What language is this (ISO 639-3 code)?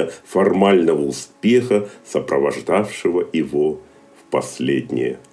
rus